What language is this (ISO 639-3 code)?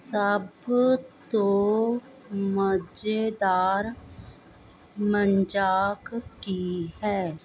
pan